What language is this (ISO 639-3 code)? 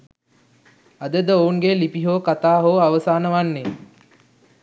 sin